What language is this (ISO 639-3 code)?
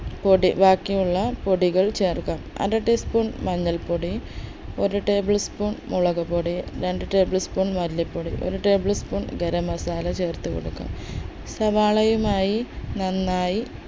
mal